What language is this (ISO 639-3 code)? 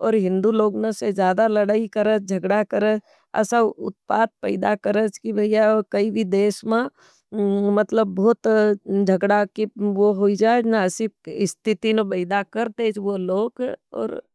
noe